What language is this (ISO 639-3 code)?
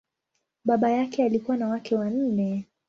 swa